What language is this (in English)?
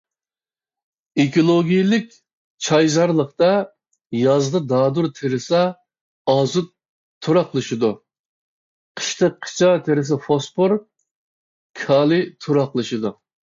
Uyghur